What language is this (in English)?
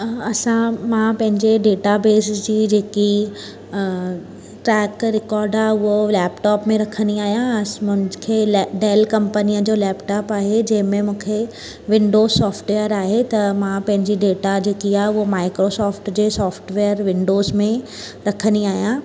Sindhi